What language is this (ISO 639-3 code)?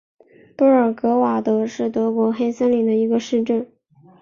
zho